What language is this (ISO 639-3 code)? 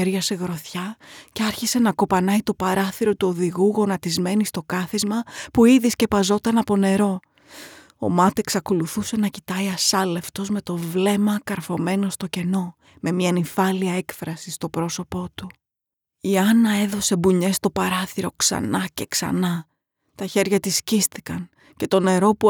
ell